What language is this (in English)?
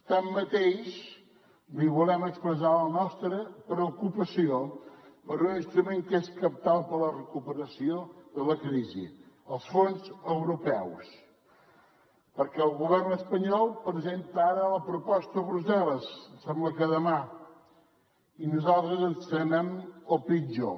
Catalan